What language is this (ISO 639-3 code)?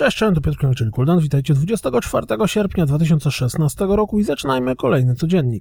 pol